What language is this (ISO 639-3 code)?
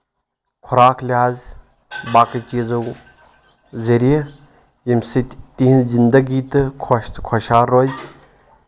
kas